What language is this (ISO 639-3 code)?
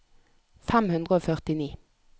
nor